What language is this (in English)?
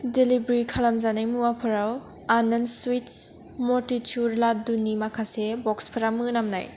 Bodo